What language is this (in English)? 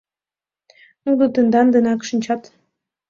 Mari